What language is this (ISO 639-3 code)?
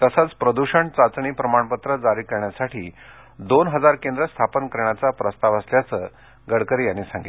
mar